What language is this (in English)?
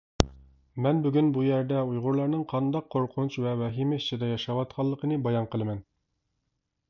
Uyghur